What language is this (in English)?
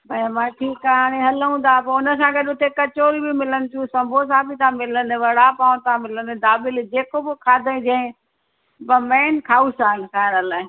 Sindhi